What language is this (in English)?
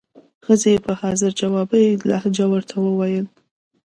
Pashto